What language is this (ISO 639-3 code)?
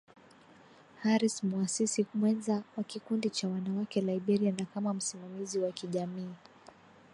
swa